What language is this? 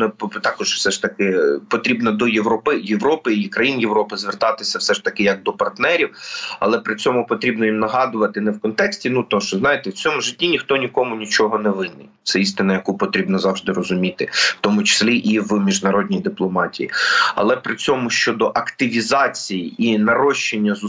Ukrainian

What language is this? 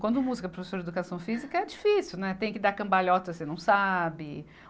Portuguese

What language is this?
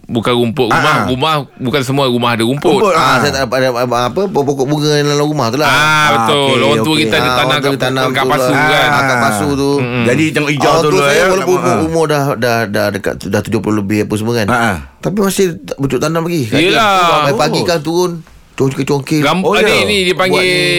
Malay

